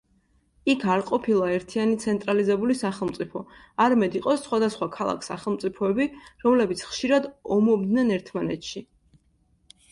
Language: Georgian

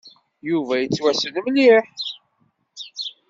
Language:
Kabyle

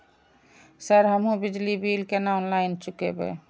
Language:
Maithili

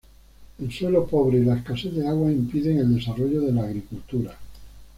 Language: Spanish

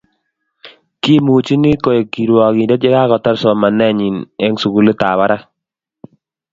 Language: Kalenjin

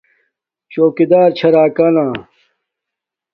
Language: Domaaki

